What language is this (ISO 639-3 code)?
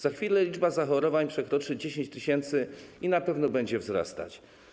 pol